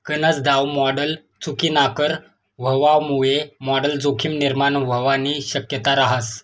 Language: Marathi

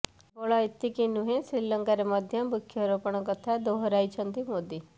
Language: Odia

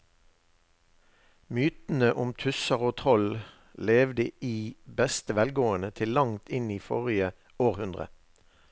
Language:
Norwegian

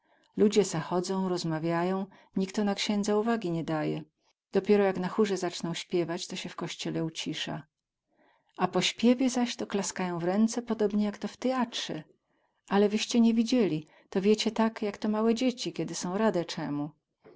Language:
Polish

